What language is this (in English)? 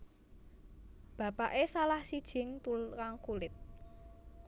Javanese